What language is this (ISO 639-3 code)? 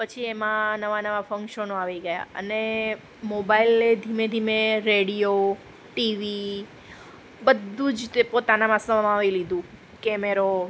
guj